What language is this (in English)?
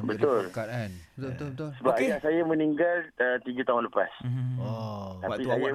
Malay